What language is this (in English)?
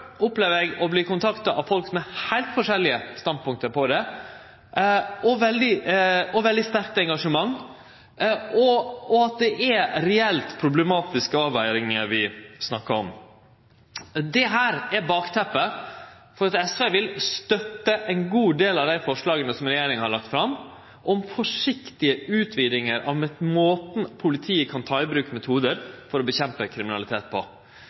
Norwegian Nynorsk